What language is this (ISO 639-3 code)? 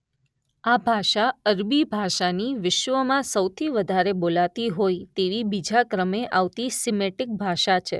guj